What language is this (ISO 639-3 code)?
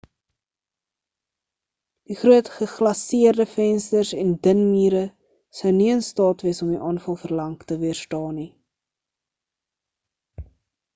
afr